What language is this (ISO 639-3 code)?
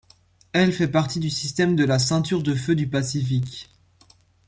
fra